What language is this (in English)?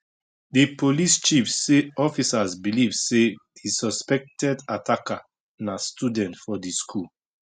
Nigerian Pidgin